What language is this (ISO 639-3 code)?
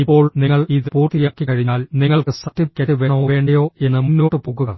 mal